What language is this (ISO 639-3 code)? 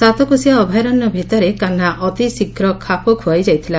ori